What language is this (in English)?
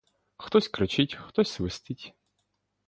Ukrainian